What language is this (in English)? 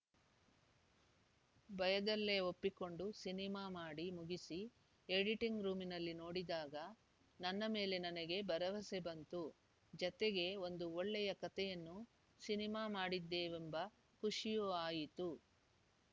Kannada